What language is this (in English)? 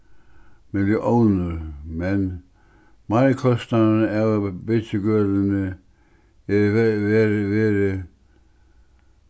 Faroese